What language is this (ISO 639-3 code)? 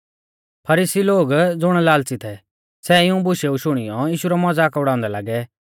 bfz